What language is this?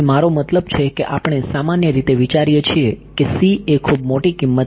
Gujarati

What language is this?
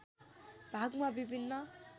Nepali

